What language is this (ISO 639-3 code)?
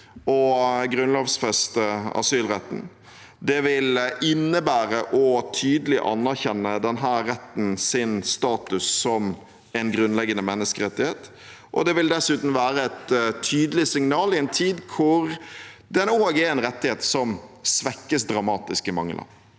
nor